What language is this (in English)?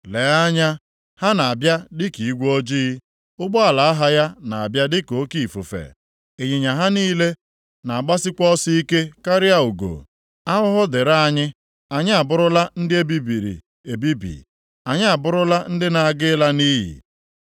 Igbo